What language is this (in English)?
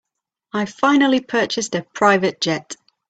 English